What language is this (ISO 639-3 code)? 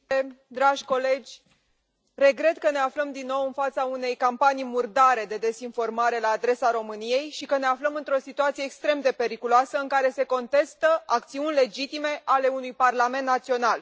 ron